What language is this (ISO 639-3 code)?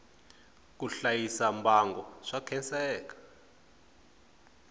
tso